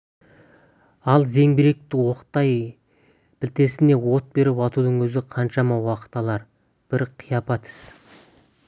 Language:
Kazakh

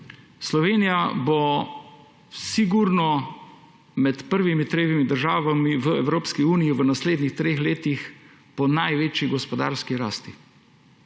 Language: Slovenian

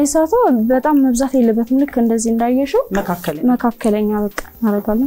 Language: English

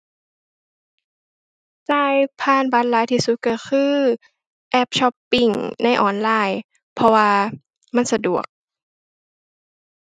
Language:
Thai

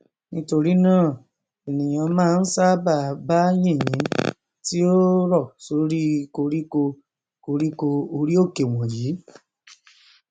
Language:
Yoruba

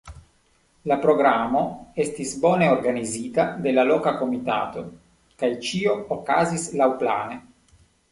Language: Esperanto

